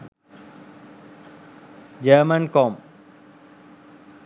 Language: Sinhala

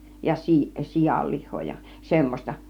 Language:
Finnish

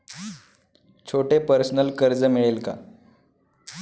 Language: Marathi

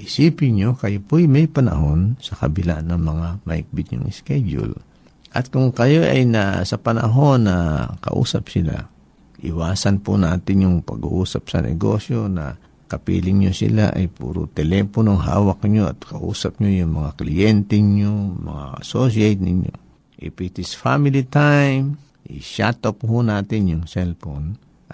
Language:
Filipino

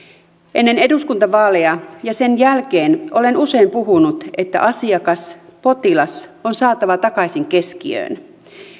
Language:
Finnish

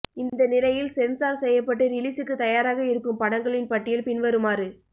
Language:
Tamil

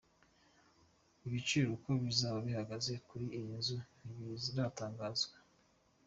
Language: Kinyarwanda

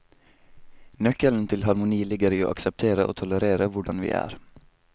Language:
Norwegian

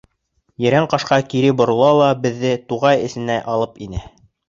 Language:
Bashkir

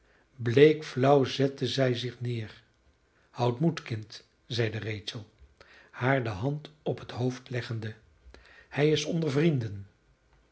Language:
Dutch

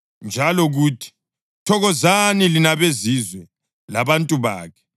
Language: North Ndebele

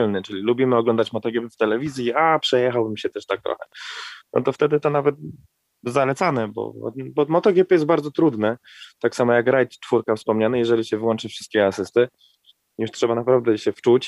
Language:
Polish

